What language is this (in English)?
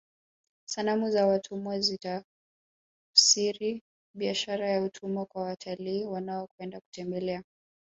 Swahili